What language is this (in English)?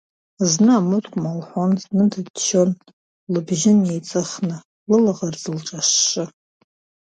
Abkhazian